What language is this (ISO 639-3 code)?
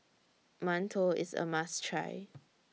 eng